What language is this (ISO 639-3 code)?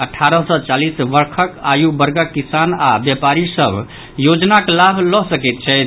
mai